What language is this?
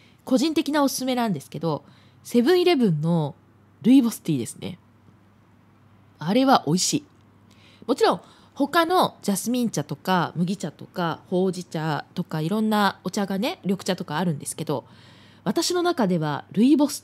Japanese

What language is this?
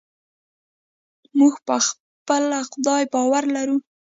Pashto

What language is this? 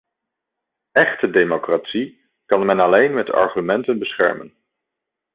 Dutch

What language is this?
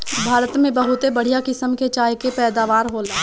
Bhojpuri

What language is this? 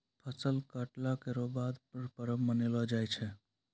Maithili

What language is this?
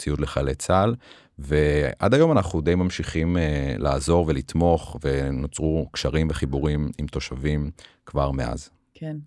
Hebrew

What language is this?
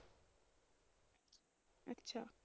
Punjabi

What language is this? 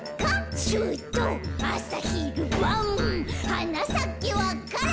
Japanese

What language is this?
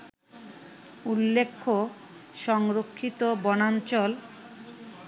Bangla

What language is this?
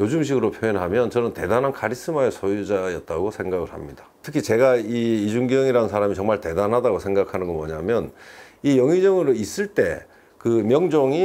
Korean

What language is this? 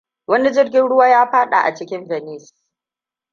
Hausa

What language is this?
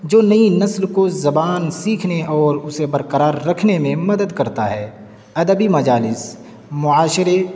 Urdu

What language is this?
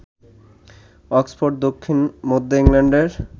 Bangla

